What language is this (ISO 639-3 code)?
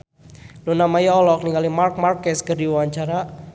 sun